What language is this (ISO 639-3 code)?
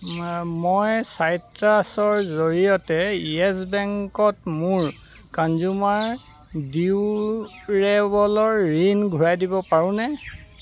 asm